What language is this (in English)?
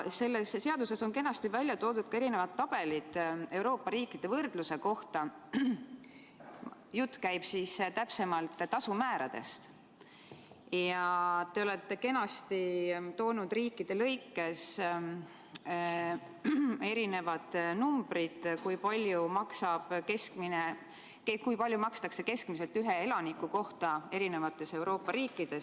Estonian